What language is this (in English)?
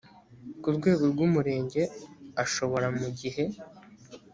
Kinyarwanda